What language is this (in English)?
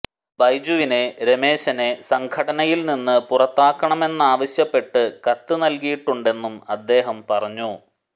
Malayalam